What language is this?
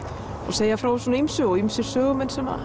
Icelandic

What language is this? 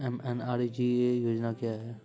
Maithili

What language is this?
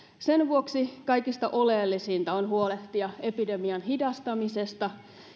Finnish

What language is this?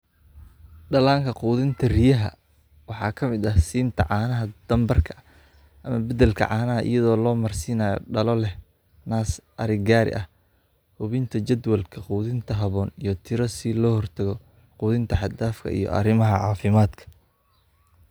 Somali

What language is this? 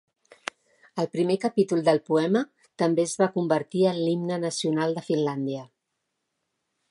Catalan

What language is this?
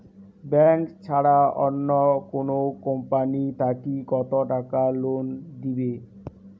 Bangla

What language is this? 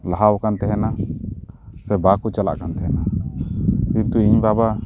Santali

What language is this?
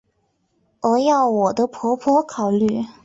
Chinese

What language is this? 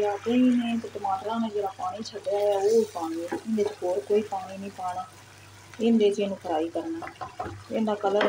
Latvian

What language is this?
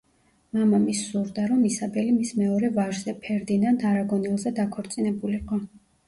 Georgian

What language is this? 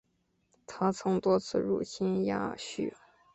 Chinese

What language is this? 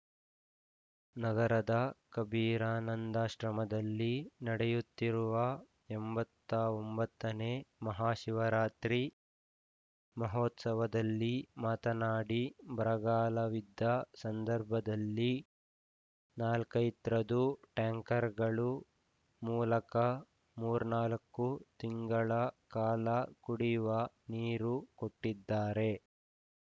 Kannada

